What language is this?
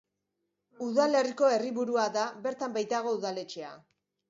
Basque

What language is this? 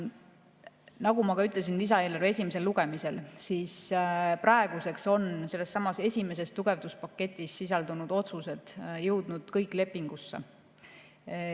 Estonian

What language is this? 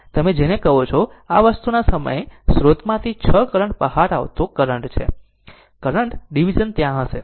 Gujarati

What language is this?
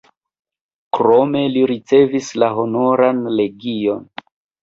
Esperanto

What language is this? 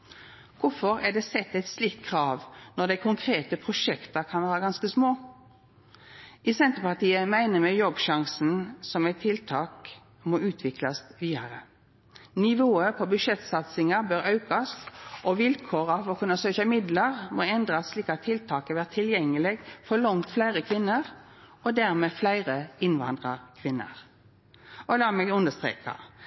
Norwegian Nynorsk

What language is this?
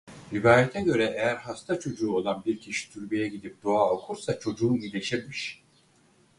Turkish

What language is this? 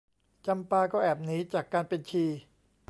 Thai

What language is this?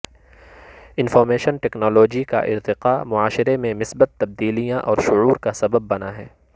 Urdu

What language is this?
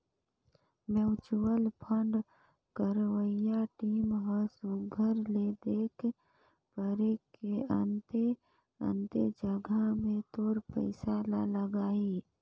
Chhattisgarhi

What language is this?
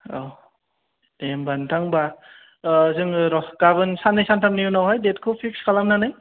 Bodo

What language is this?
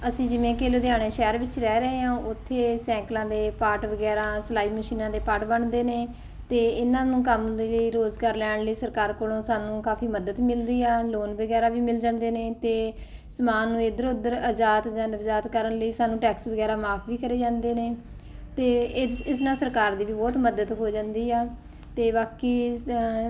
Punjabi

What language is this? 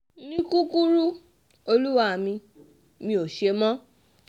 Yoruba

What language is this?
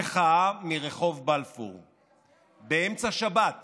Hebrew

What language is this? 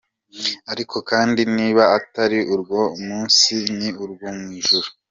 Kinyarwanda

